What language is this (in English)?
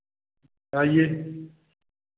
Hindi